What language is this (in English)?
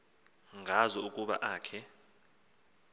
Xhosa